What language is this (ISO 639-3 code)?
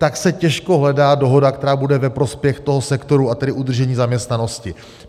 ces